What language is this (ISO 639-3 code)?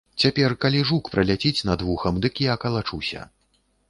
bel